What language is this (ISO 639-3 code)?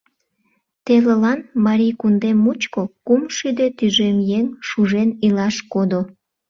chm